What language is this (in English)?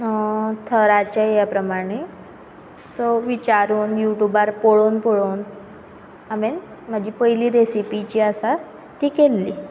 Konkani